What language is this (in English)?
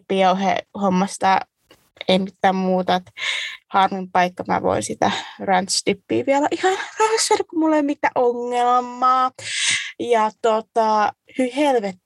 Finnish